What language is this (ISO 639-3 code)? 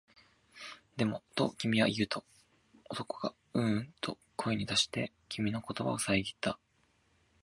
jpn